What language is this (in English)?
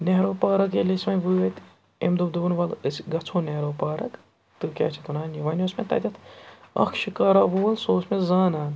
Kashmiri